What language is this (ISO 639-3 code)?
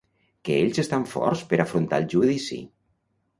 cat